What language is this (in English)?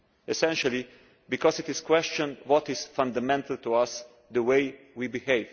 English